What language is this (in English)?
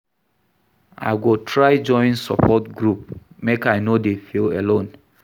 Nigerian Pidgin